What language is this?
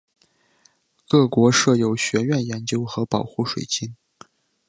Chinese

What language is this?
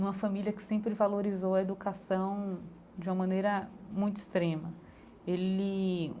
Portuguese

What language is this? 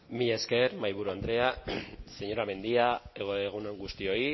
Basque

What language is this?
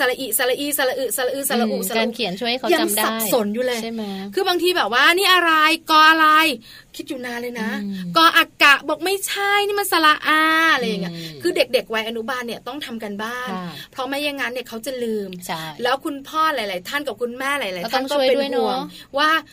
Thai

